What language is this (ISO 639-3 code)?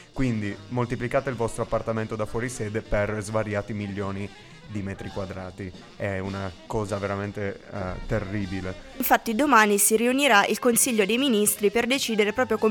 ita